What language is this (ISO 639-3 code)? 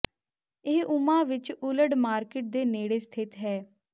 pan